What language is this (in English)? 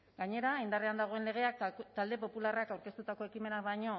Basque